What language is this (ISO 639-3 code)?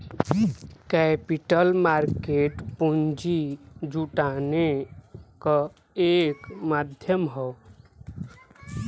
bho